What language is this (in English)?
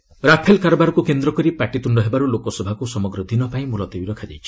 Odia